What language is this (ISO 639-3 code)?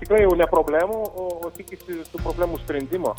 lit